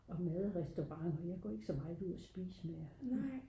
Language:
Danish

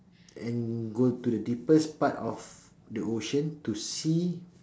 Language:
English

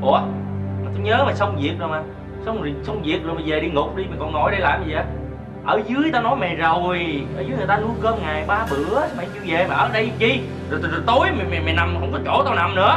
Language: Vietnamese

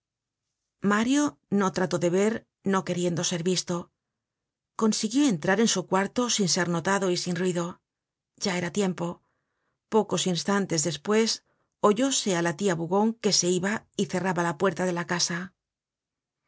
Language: Spanish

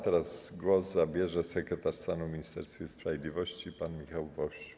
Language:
Polish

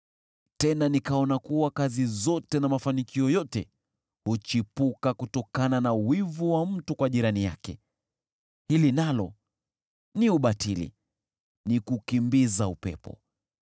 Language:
Swahili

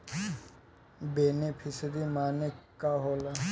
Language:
Bhojpuri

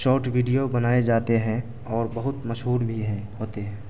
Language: Urdu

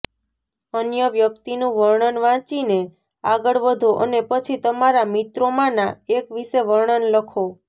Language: Gujarati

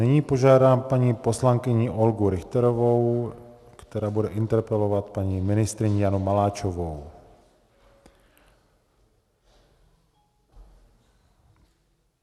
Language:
Czech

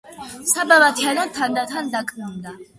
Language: Georgian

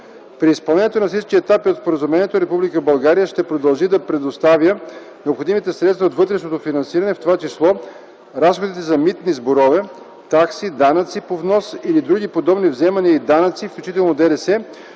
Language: Bulgarian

